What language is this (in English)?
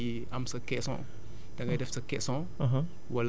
Wolof